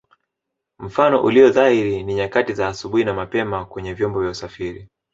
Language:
Swahili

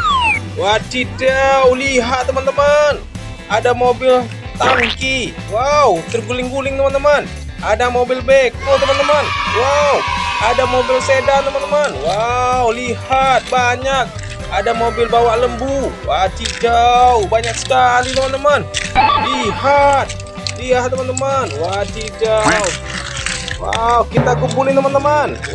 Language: Indonesian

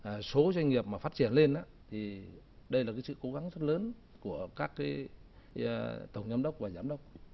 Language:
Vietnamese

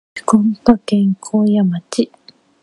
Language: Japanese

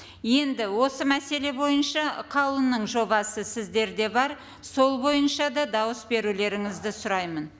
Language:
Kazakh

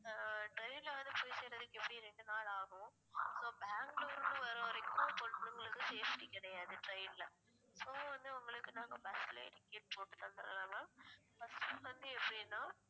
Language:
Tamil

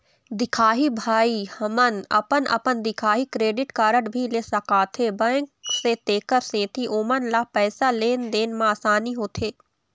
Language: Chhattisgarhi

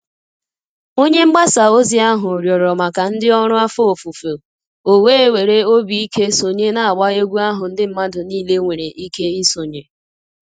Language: Igbo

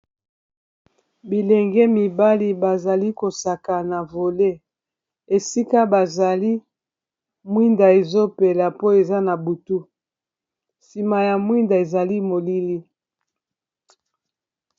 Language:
Lingala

